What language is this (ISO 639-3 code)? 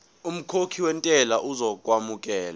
zul